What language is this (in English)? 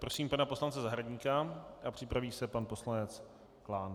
Czech